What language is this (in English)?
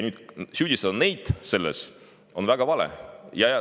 Estonian